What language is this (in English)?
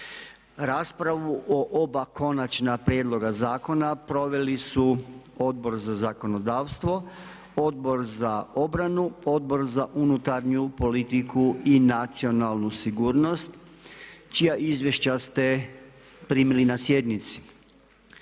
Croatian